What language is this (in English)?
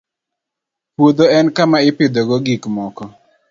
Luo (Kenya and Tanzania)